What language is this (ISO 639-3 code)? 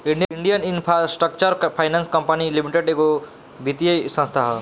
bho